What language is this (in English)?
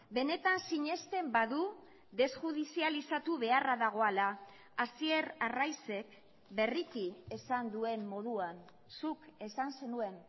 Basque